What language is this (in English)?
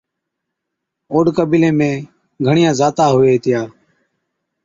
Od